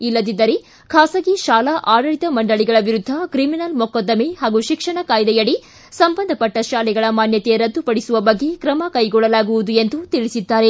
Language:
Kannada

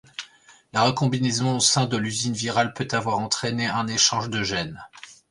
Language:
French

